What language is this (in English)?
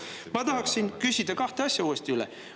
Estonian